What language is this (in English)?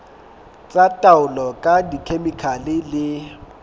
Southern Sotho